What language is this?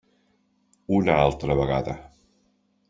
Catalan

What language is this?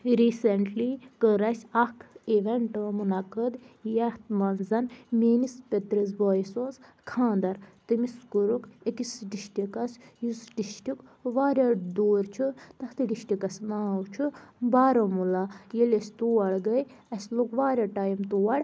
Kashmiri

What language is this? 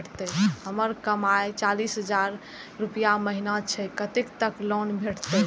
Maithili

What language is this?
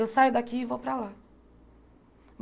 Portuguese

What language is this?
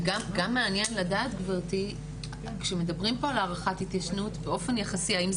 Hebrew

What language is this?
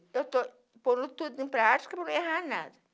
Portuguese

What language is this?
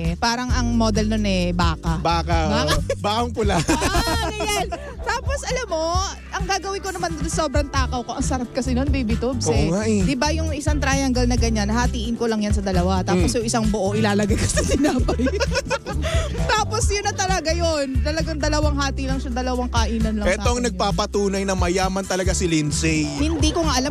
Filipino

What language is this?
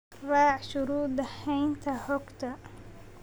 Somali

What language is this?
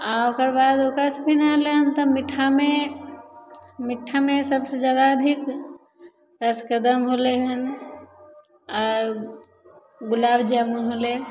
Maithili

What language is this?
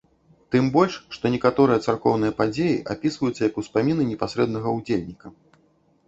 Belarusian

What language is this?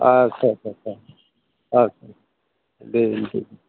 Bodo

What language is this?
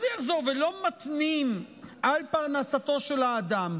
Hebrew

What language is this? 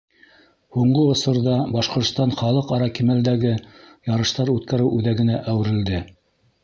Bashkir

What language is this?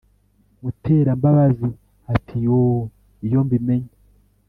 Kinyarwanda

